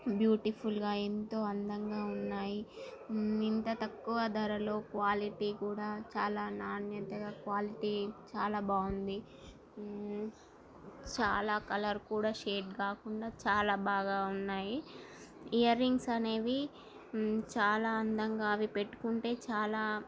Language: Telugu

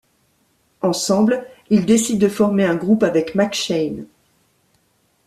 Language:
French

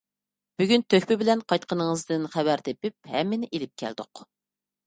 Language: Uyghur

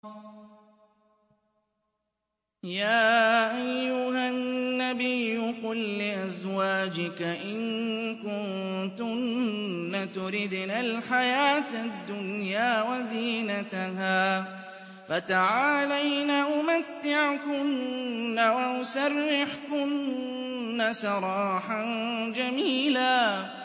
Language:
Arabic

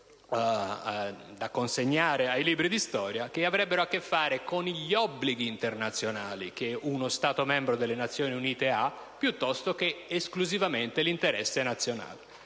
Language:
Italian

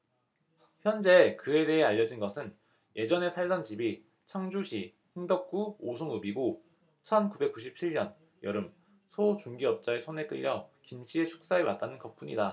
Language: Korean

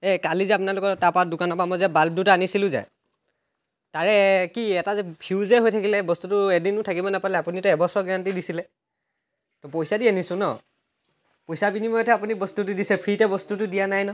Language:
Assamese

